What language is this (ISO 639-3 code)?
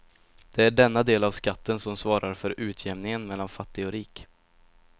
swe